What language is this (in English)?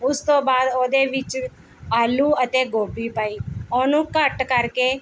Punjabi